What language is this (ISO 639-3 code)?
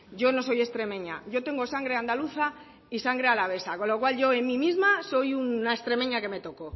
spa